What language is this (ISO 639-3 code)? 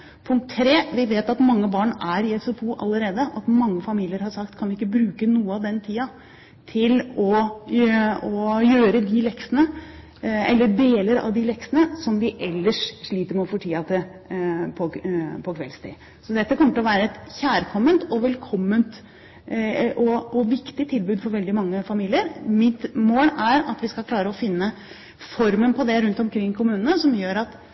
nob